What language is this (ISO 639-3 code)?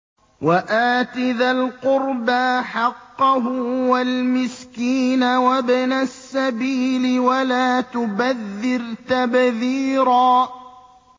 ara